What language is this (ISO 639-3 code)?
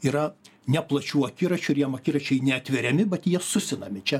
lit